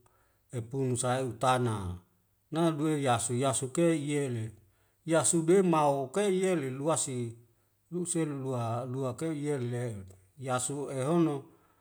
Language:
Wemale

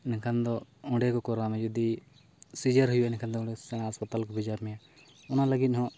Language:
Santali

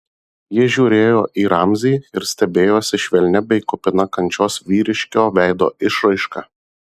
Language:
Lithuanian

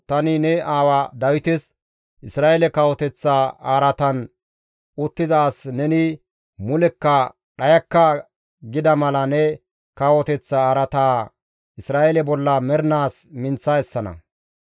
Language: Gamo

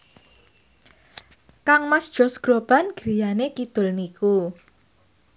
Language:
Javanese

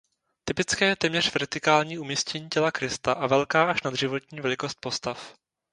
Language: Czech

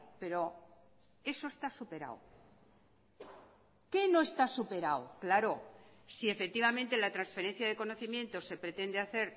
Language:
Spanish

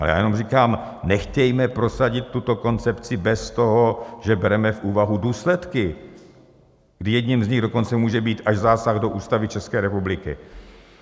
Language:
Czech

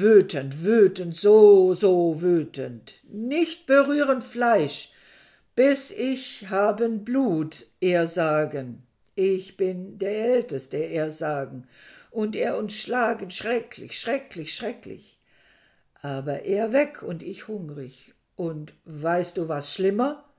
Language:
German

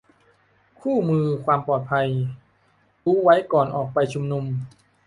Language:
Thai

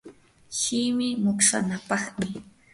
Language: Yanahuanca Pasco Quechua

